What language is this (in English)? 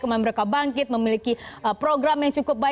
Indonesian